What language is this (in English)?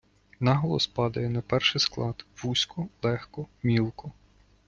Ukrainian